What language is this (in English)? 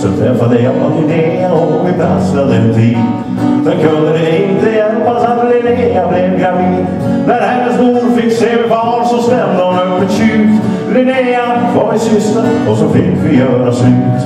Swedish